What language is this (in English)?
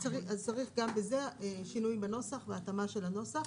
Hebrew